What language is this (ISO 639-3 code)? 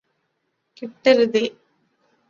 mal